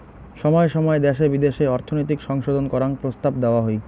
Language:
Bangla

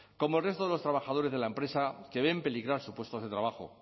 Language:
Spanish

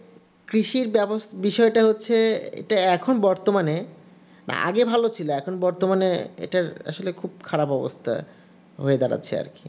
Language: Bangla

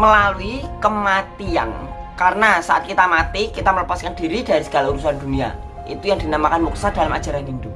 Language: Indonesian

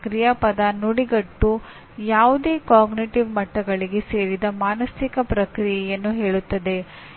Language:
Kannada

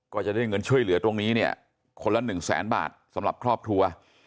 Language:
Thai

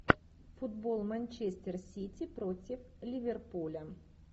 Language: Russian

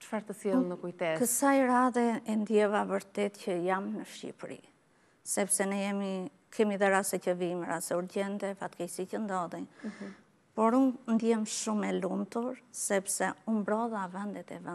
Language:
Romanian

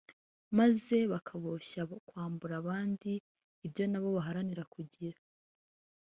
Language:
Kinyarwanda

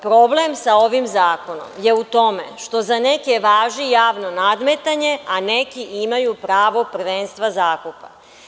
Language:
Serbian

